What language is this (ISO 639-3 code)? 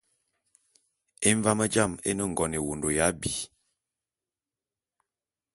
bum